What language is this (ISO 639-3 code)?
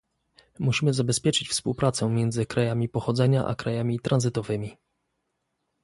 pol